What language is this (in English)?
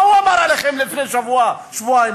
Hebrew